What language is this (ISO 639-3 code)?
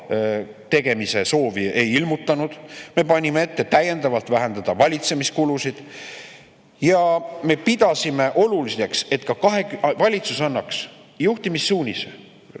est